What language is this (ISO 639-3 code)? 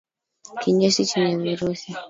swa